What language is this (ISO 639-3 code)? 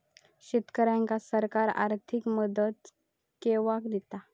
mar